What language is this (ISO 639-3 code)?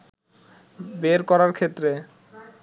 ben